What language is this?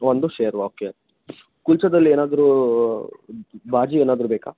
Kannada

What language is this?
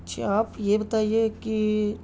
Urdu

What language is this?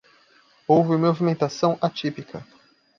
Portuguese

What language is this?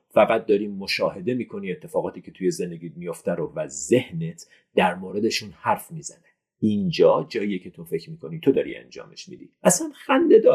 Persian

